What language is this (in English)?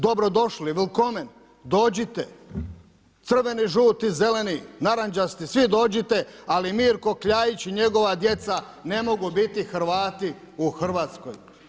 Croatian